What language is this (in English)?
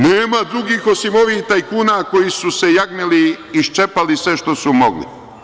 Serbian